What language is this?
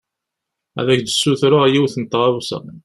Kabyle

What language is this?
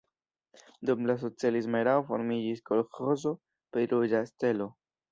Esperanto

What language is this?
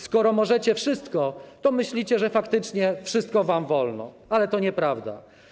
Polish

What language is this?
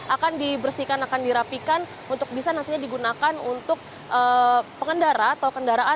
Indonesian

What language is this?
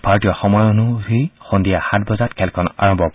Assamese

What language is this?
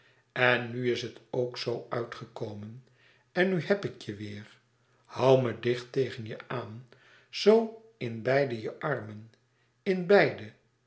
Dutch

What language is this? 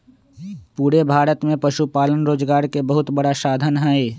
Magahi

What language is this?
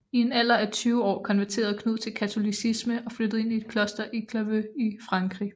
Danish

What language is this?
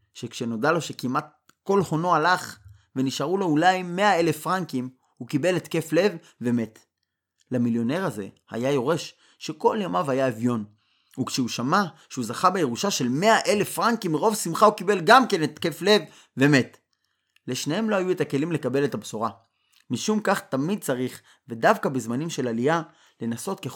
Hebrew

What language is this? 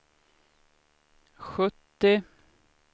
Swedish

